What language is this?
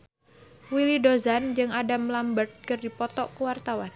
Sundanese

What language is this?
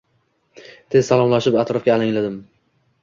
Uzbek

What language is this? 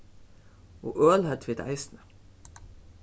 Faroese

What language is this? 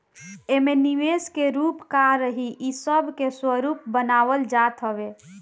Bhojpuri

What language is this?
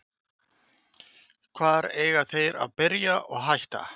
Icelandic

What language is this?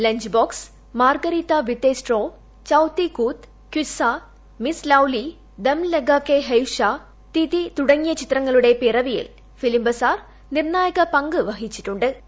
Malayalam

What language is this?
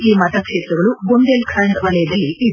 Kannada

